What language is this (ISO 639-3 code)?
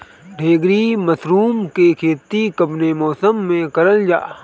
bho